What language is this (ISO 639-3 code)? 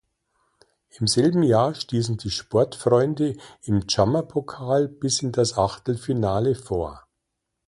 deu